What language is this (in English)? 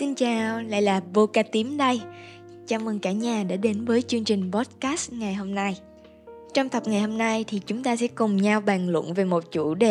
Vietnamese